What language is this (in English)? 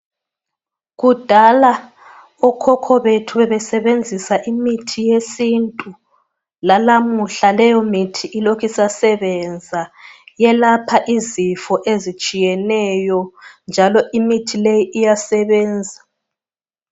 North Ndebele